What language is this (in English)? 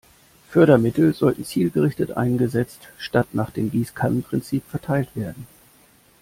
German